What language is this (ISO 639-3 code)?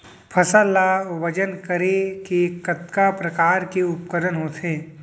hne